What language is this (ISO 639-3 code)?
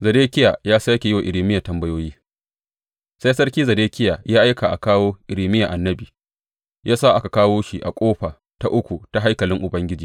hau